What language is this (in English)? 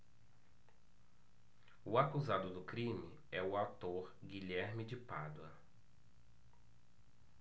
Portuguese